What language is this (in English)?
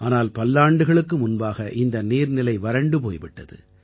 Tamil